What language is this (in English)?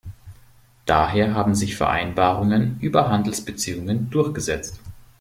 German